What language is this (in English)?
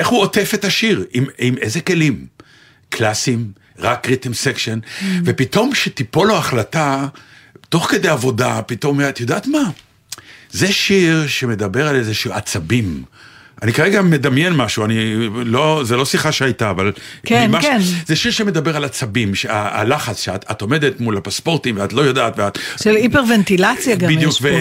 Hebrew